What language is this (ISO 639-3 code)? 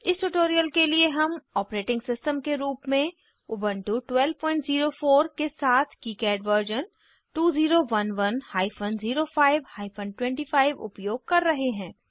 hin